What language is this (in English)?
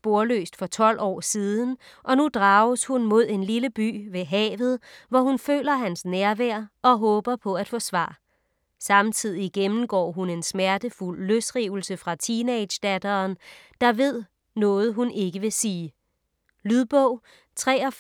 Danish